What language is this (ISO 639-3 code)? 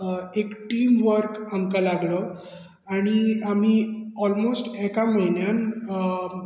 kok